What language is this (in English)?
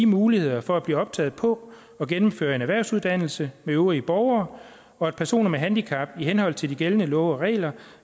Danish